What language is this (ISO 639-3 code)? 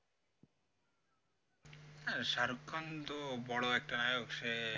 ben